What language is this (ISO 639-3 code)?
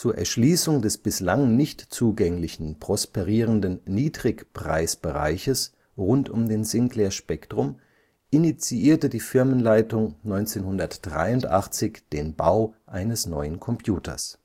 deu